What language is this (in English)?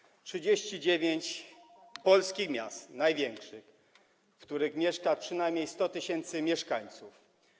Polish